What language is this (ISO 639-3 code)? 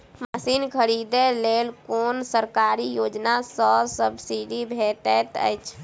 mai